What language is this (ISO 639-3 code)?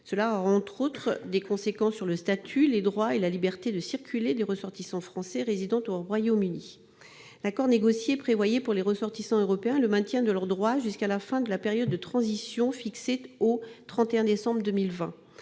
fra